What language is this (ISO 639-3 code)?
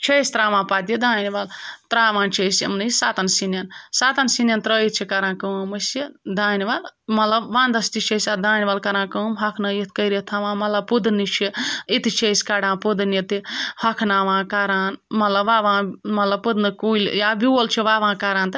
kas